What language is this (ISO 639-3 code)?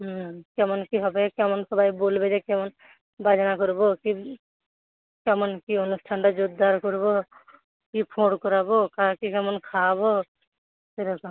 ben